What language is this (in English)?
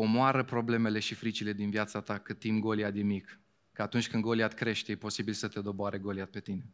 Romanian